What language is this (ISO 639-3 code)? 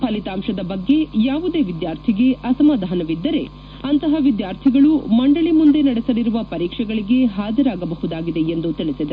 kan